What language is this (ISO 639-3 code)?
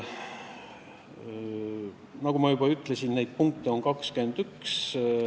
est